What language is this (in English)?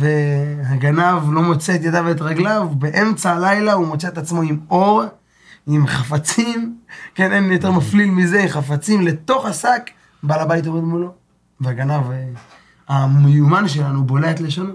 Hebrew